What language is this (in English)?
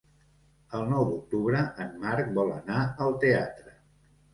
Catalan